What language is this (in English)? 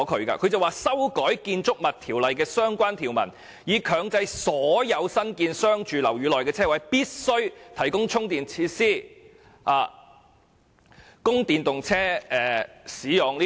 Cantonese